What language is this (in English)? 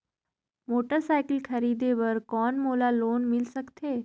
Chhattisgarhi